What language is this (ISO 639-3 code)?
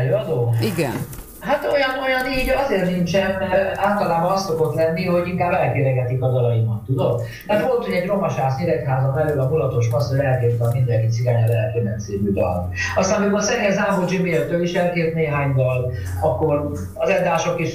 hun